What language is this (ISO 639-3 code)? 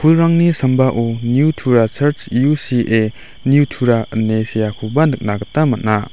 grt